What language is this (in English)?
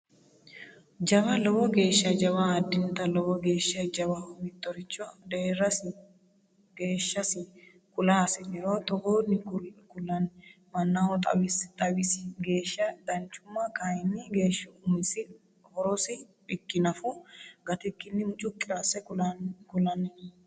Sidamo